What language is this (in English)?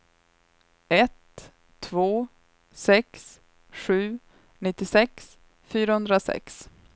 Swedish